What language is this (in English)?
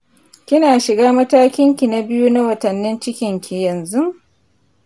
Hausa